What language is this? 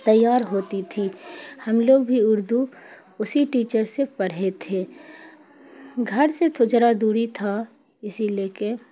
Urdu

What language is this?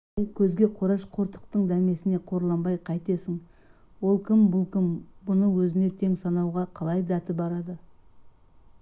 Kazakh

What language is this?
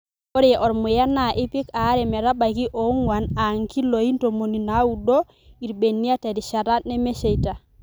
Masai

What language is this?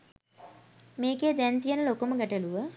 Sinhala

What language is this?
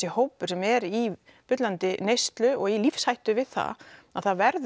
Icelandic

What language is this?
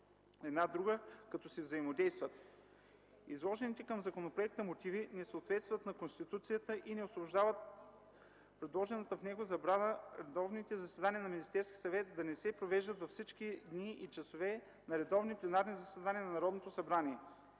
Bulgarian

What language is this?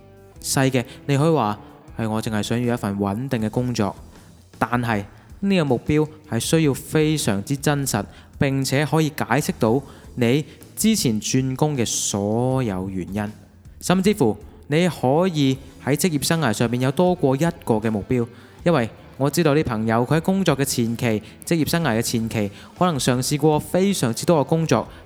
Chinese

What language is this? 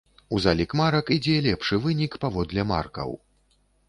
Belarusian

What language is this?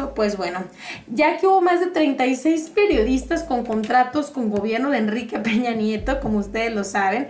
Spanish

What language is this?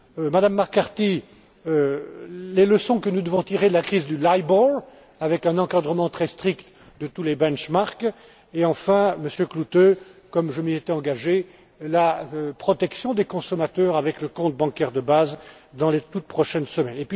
French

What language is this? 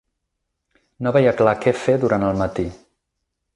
Catalan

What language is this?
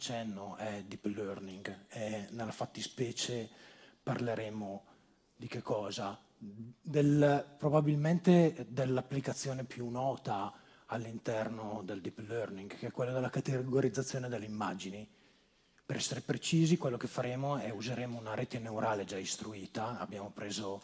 Italian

